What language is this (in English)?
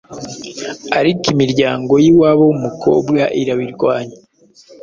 Kinyarwanda